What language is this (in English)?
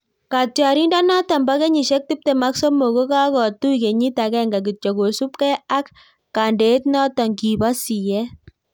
Kalenjin